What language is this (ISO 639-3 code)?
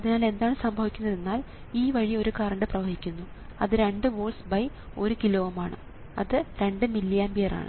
mal